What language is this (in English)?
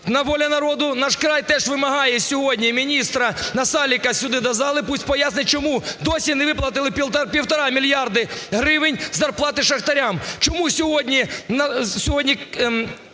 Ukrainian